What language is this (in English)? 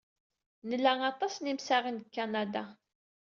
Kabyle